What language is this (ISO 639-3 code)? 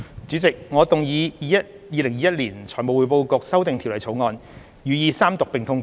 yue